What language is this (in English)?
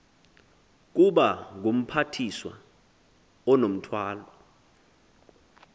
Xhosa